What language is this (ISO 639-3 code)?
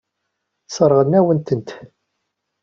kab